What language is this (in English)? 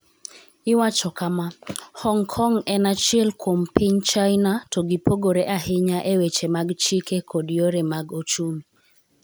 Luo (Kenya and Tanzania)